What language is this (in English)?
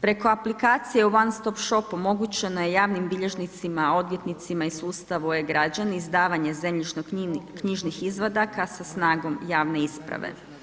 Croatian